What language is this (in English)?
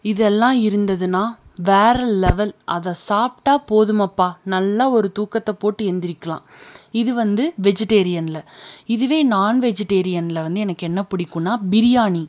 Tamil